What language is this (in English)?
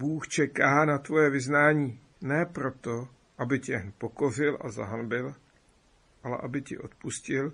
Czech